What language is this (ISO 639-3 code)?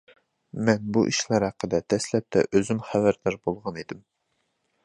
uig